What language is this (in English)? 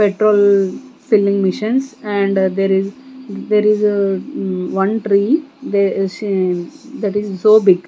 English